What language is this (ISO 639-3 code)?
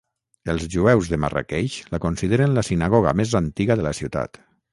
cat